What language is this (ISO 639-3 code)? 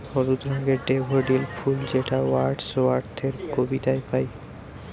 ben